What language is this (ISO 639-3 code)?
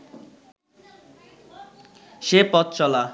ben